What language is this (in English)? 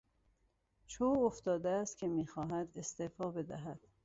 Persian